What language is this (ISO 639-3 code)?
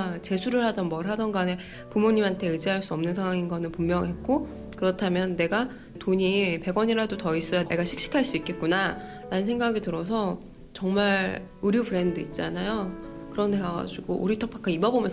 kor